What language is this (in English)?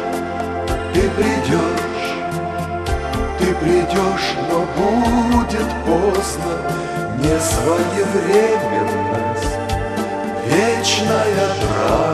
Russian